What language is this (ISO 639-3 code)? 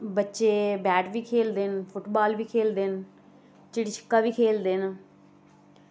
doi